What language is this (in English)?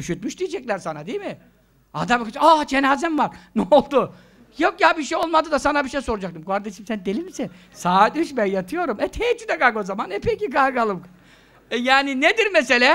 Turkish